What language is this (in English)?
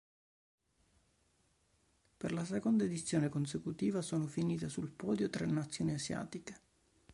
Italian